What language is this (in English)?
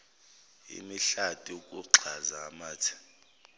Zulu